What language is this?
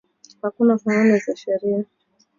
Swahili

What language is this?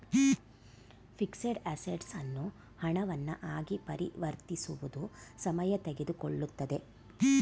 Kannada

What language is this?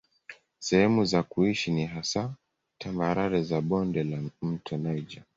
Swahili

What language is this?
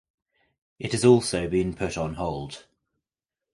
English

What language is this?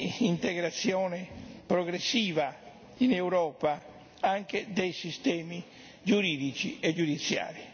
Italian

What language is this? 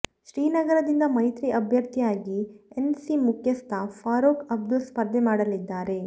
Kannada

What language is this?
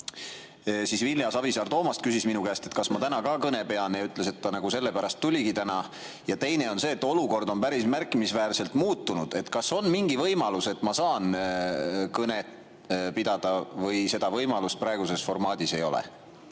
Estonian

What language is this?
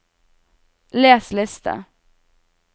Norwegian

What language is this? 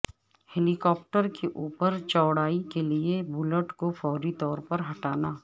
Urdu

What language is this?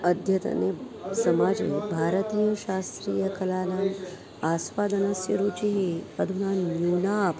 Sanskrit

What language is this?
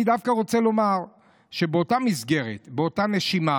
Hebrew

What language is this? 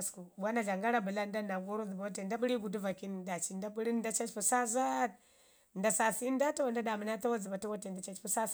Ngizim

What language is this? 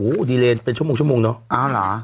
Thai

